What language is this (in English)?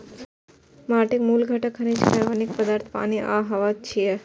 Maithili